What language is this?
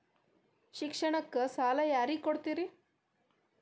Kannada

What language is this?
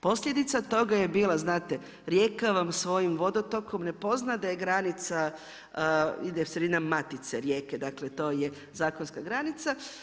Croatian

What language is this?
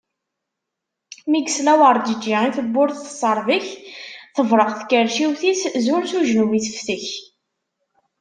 Kabyle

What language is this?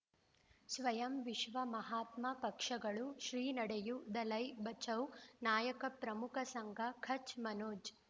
Kannada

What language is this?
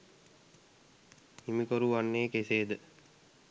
Sinhala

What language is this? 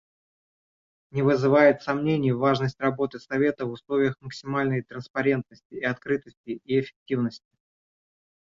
Russian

